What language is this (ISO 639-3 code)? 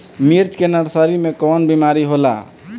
bho